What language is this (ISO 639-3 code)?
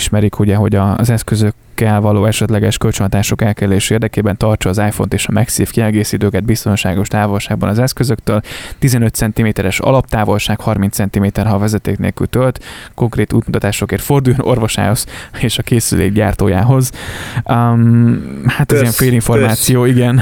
hun